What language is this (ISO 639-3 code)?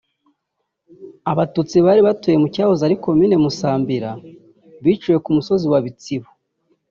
kin